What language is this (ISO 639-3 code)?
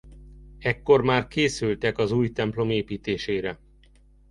hun